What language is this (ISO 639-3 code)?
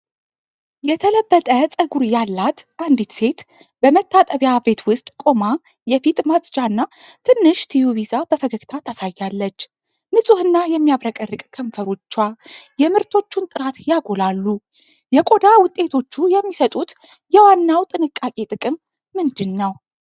amh